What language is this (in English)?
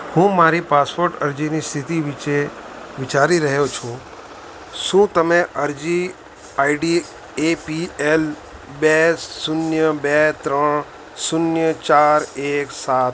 Gujarati